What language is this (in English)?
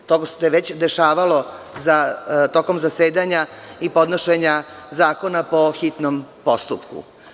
Serbian